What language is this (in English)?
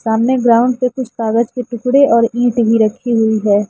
Hindi